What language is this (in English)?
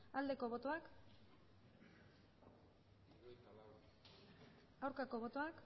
Basque